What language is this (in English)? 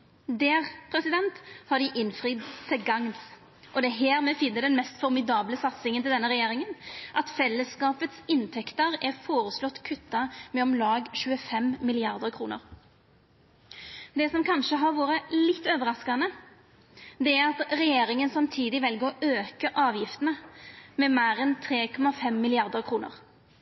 Norwegian Nynorsk